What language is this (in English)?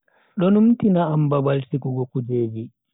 Bagirmi Fulfulde